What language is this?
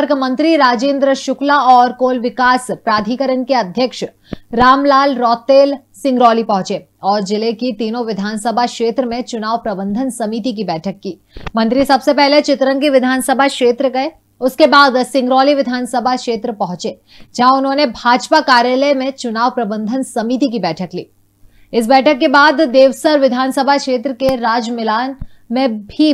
Hindi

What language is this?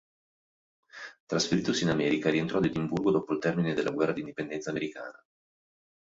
Italian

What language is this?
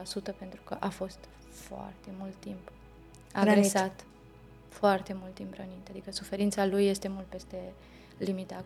Romanian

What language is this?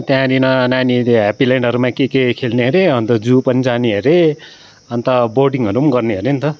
Nepali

